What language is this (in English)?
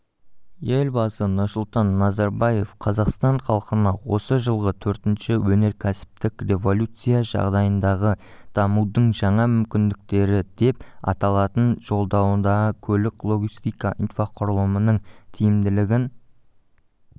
Kazakh